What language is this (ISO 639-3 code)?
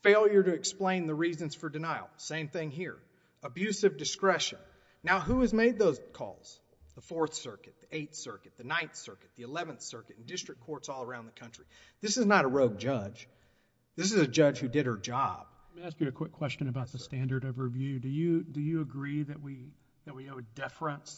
eng